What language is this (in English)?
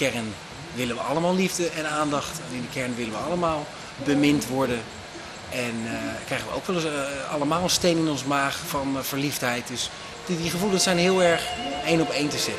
Dutch